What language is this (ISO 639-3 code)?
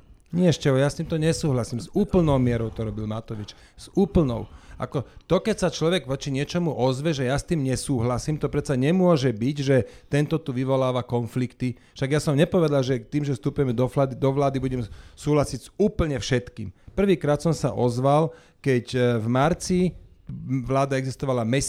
slk